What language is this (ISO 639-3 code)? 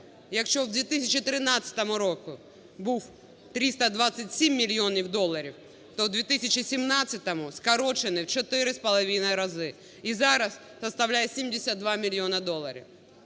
ukr